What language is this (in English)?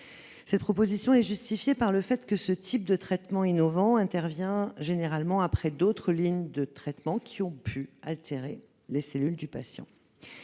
French